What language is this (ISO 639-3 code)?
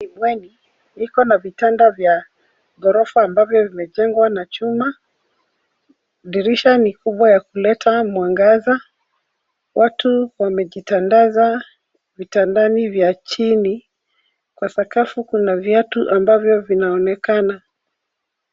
swa